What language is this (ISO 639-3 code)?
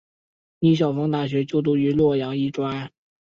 zho